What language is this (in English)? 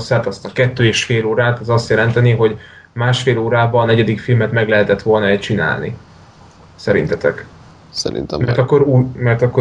Hungarian